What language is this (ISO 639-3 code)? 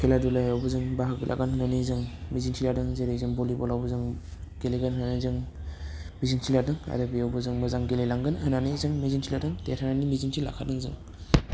brx